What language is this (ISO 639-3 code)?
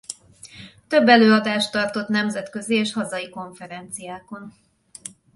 hun